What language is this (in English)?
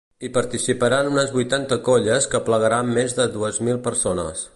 Catalan